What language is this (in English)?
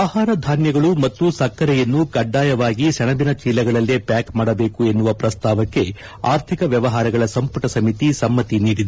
Kannada